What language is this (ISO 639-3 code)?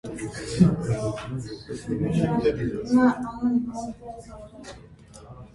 hye